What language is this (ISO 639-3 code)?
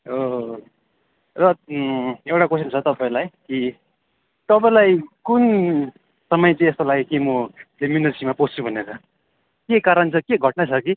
nep